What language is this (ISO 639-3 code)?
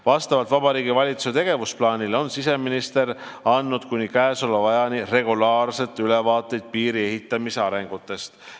est